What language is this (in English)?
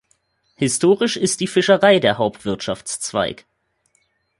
German